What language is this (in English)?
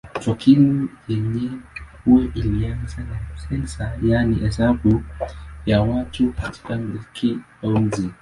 Swahili